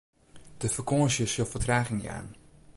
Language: Western Frisian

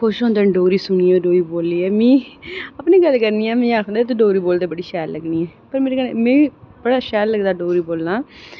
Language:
Dogri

